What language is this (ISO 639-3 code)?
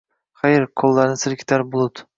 uzb